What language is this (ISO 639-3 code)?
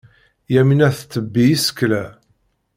kab